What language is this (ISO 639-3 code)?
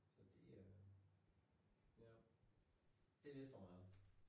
dan